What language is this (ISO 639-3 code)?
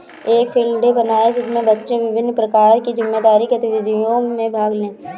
hin